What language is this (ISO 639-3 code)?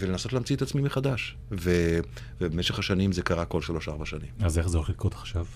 heb